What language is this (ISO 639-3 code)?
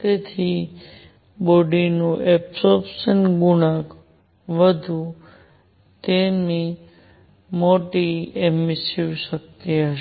guj